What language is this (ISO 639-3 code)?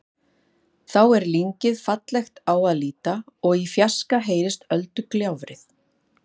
isl